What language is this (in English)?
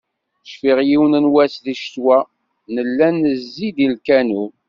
Kabyle